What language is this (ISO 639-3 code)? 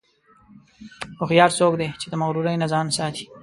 pus